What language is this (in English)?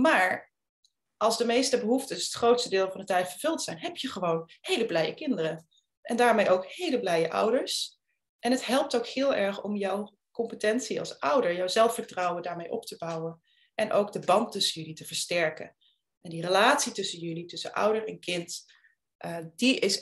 Dutch